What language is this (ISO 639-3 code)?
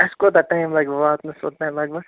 kas